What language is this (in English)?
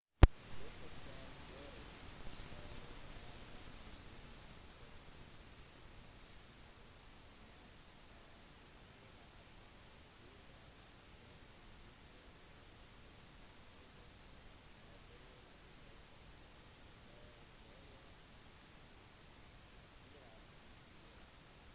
Norwegian Bokmål